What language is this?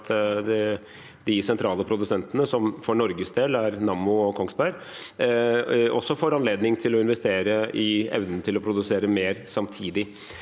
Norwegian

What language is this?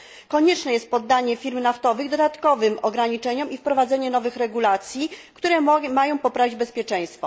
Polish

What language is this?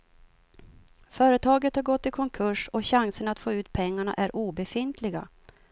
Swedish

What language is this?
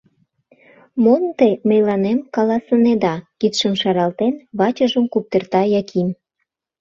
Mari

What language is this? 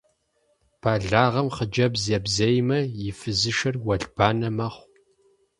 Kabardian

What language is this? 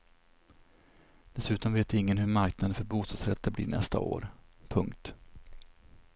Swedish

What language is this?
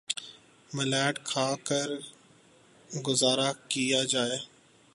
Urdu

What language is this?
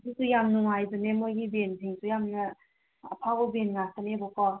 Manipuri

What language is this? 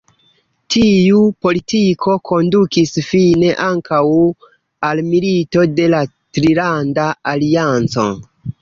Esperanto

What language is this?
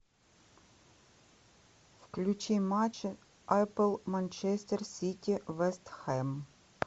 Russian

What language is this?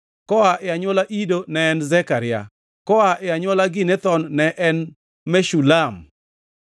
Luo (Kenya and Tanzania)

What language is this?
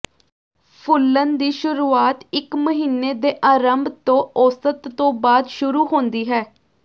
Punjabi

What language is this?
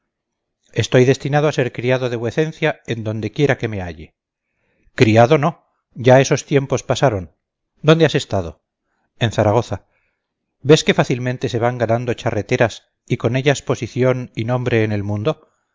Spanish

